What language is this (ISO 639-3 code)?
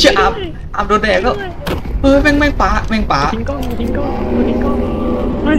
tha